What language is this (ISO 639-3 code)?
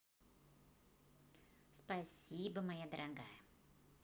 rus